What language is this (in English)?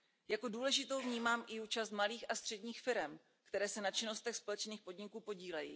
Czech